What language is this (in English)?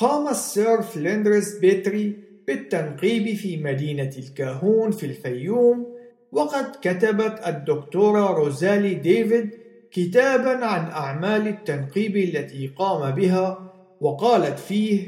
Arabic